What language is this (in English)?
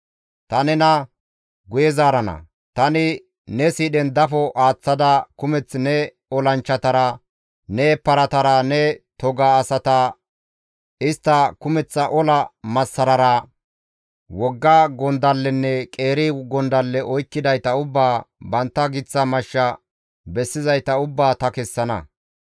Gamo